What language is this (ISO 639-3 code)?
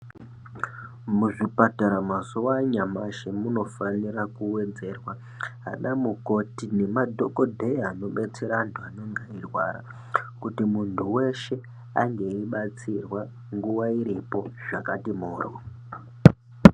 ndc